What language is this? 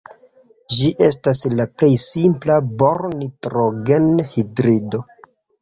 Esperanto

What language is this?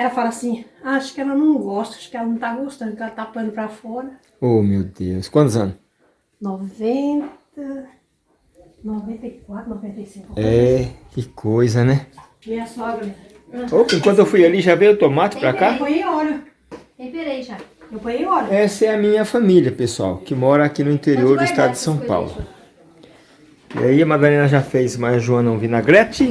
Portuguese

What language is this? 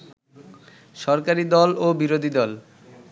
Bangla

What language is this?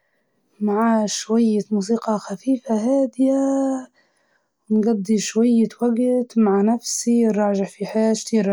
Libyan Arabic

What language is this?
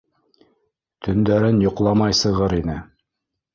Bashkir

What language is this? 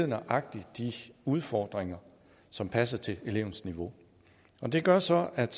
Danish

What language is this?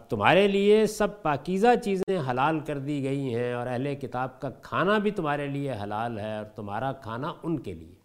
Urdu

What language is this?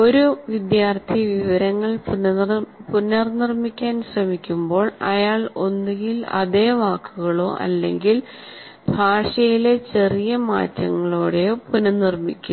Malayalam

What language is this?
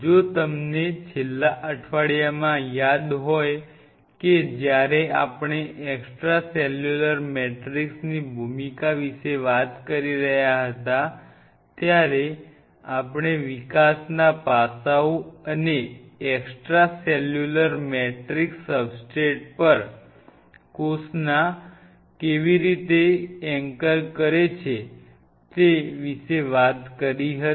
Gujarati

